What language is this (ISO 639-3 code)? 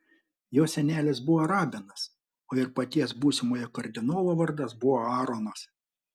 lit